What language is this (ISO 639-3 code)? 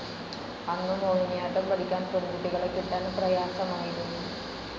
mal